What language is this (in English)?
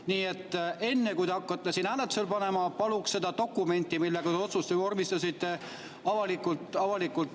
Estonian